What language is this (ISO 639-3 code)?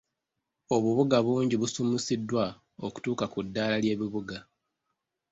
lug